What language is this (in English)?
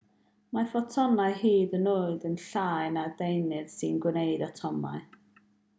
Welsh